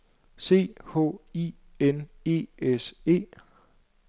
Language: Danish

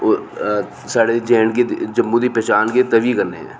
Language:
Dogri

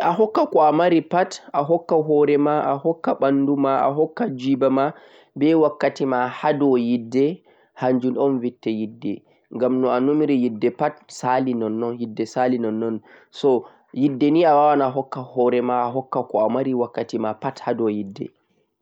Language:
Central-Eastern Niger Fulfulde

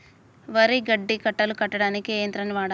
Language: Telugu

